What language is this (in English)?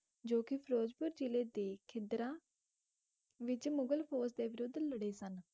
Punjabi